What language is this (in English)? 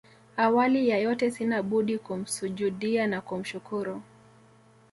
Swahili